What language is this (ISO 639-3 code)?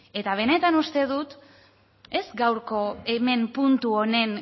eus